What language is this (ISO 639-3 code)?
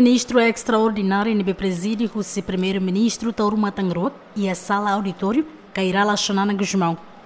por